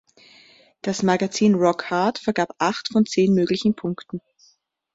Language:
German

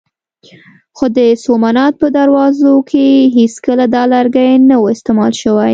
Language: Pashto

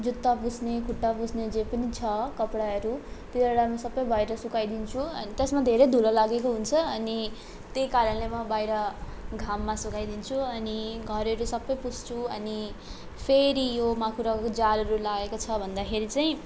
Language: Nepali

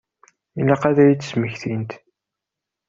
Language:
Kabyle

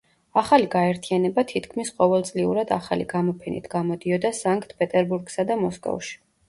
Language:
Georgian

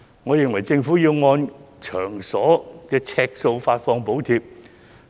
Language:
Cantonese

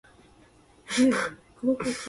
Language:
Japanese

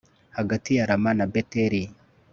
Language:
Kinyarwanda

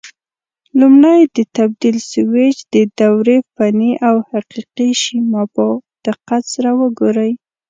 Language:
Pashto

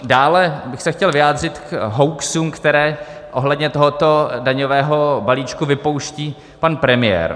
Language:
Czech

